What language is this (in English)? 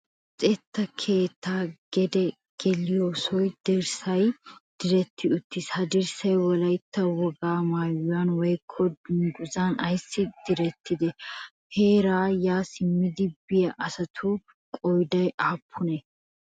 Wolaytta